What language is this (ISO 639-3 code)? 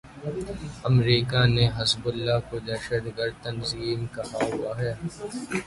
urd